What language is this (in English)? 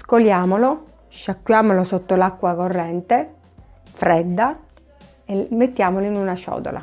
Italian